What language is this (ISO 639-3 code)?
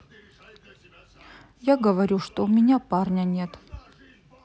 rus